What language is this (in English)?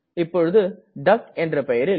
Tamil